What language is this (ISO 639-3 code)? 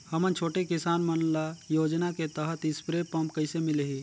hne